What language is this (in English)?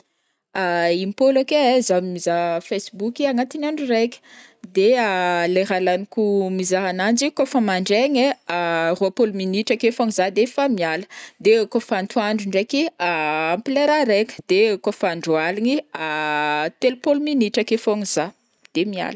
Northern Betsimisaraka Malagasy